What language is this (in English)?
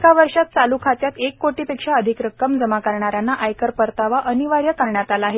Marathi